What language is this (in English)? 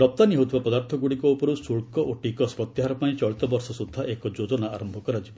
Odia